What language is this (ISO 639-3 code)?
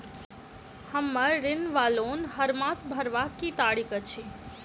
mai